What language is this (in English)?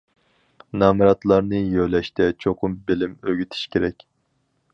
Uyghur